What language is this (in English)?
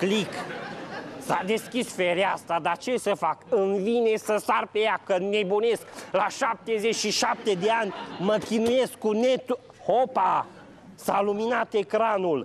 Romanian